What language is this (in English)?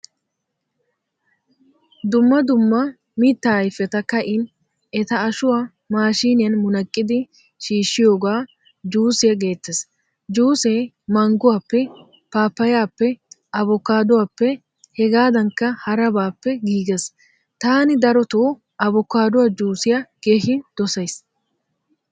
Wolaytta